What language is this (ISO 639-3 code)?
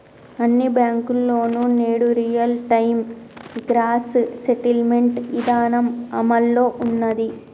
tel